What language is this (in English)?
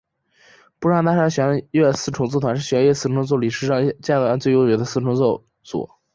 Chinese